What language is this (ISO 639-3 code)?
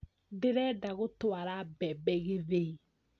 kik